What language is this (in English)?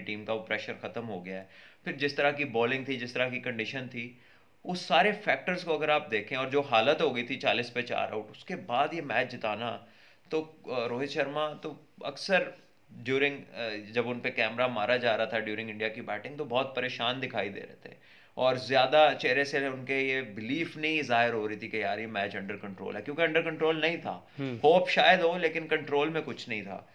Hindi